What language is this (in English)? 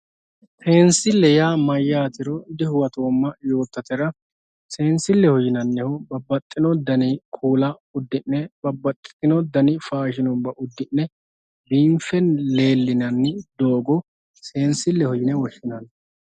Sidamo